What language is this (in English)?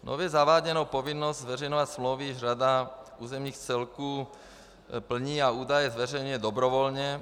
Czech